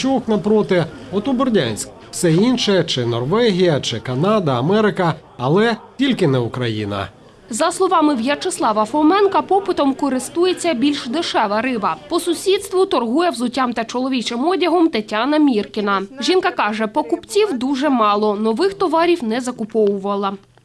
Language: Ukrainian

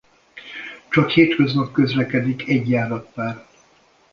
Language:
Hungarian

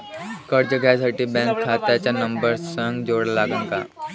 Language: Marathi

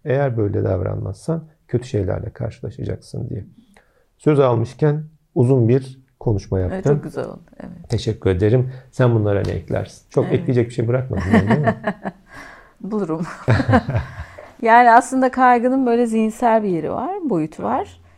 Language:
Turkish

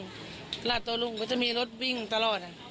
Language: Thai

